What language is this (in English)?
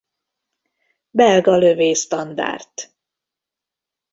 Hungarian